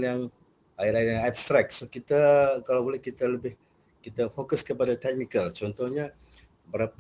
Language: Malay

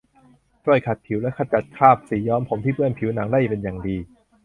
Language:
Thai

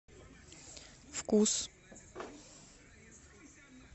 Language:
Russian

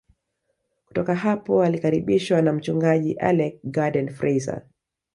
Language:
Swahili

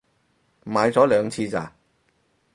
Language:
Cantonese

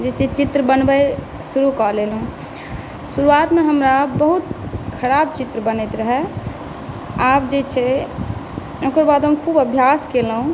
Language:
Maithili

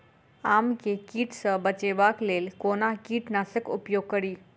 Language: Maithili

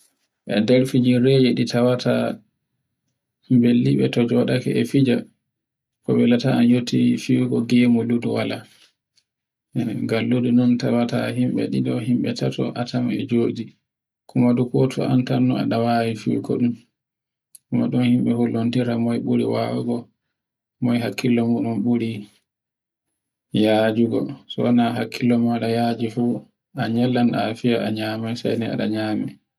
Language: Borgu Fulfulde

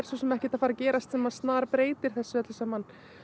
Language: Icelandic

